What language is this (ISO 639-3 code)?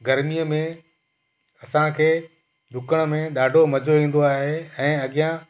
snd